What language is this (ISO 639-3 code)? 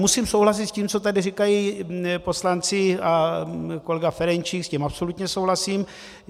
ces